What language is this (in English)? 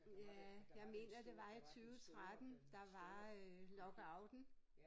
Danish